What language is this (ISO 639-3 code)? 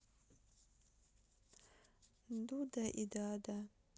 rus